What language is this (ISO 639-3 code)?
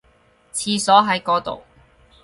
yue